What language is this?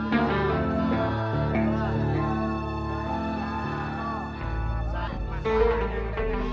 Indonesian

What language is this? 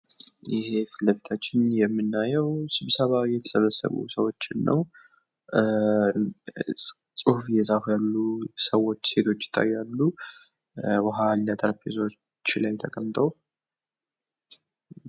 Amharic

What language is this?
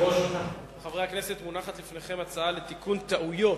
Hebrew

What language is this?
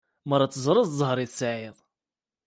Kabyle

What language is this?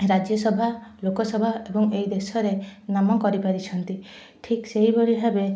Odia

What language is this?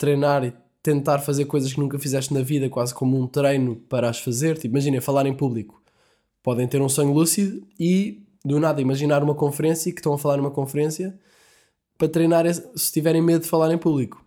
Portuguese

